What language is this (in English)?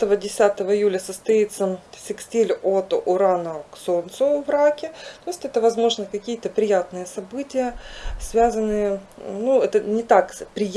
Russian